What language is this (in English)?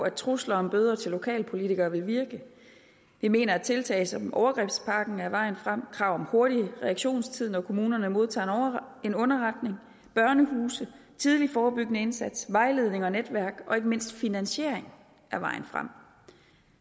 Danish